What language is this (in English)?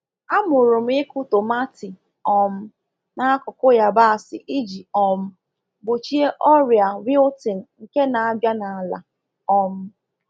Igbo